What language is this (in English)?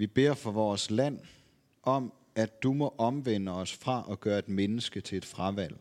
Danish